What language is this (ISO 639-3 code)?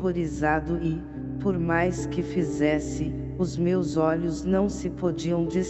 por